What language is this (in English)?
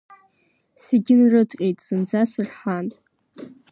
Abkhazian